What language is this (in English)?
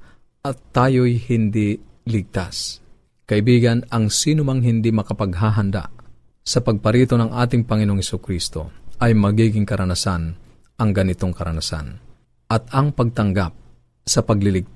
Filipino